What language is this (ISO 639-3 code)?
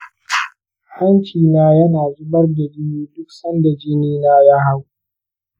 hau